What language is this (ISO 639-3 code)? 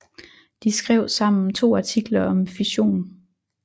dan